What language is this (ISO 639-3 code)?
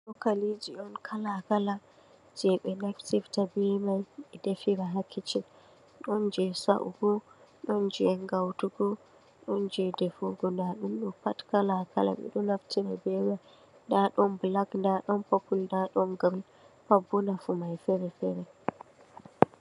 ful